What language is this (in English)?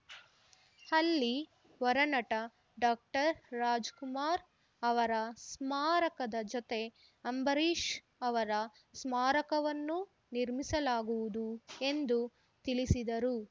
Kannada